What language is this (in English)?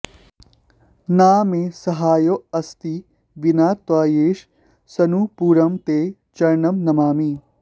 Sanskrit